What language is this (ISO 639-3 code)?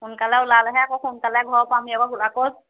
asm